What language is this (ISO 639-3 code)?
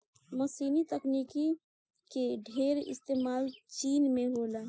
bho